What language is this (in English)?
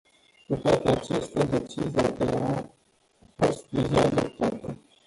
Romanian